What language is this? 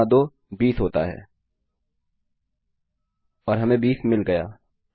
Hindi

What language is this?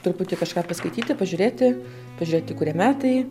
Lithuanian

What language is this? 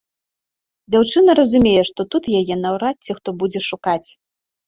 Belarusian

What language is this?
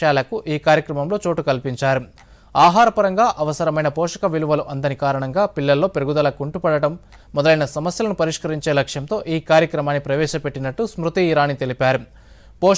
Romanian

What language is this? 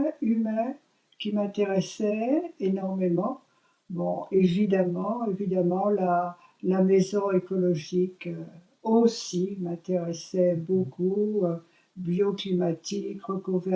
French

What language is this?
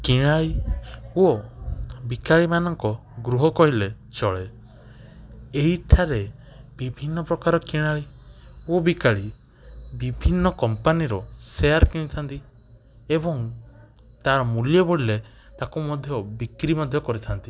Odia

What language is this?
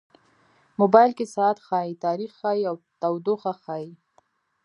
Pashto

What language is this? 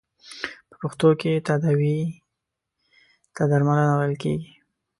Pashto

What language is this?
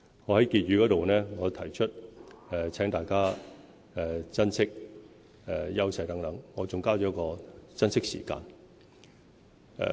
Cantonese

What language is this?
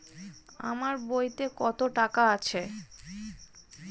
Bangla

